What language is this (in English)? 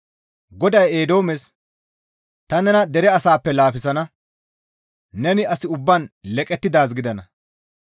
Gamo